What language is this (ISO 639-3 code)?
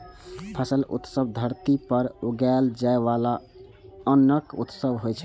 mai